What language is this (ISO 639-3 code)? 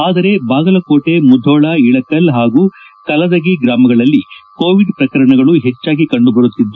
kan